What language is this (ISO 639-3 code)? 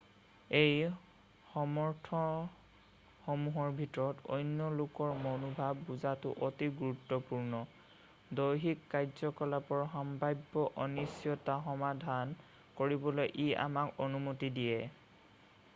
asm